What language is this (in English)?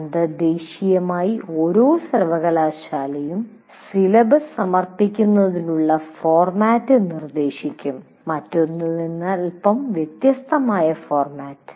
Malayalam